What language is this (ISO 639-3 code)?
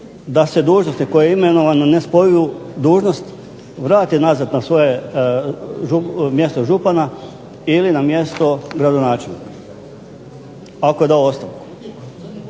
hrv